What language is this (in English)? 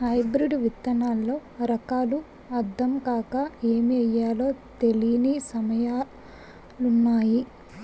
Telugu